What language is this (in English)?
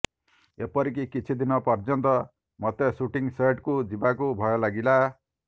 Odia